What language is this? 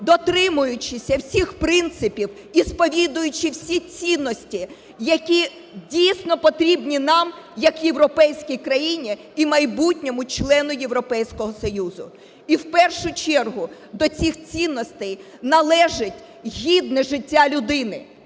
Ukrainian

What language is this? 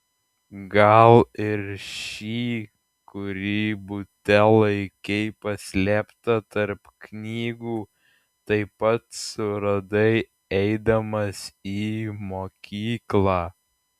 Lithuanian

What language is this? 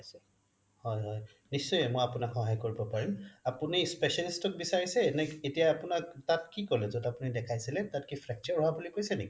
Assamese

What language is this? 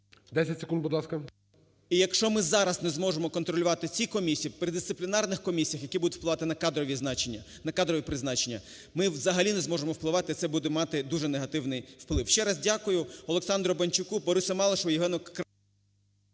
Ukrainian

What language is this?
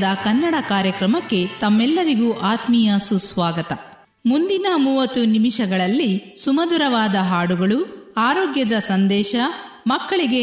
Kannada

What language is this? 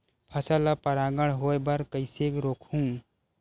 Chhattisgarhi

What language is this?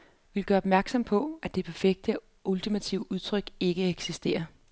Danish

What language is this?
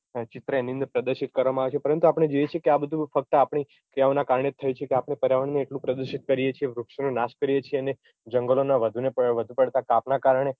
Gujarati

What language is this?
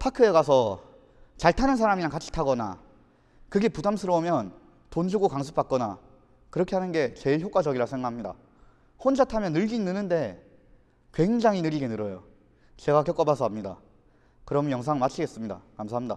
Korean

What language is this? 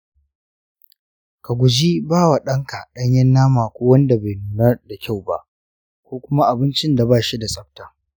Hausa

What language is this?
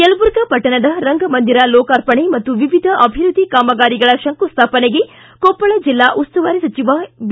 Kannada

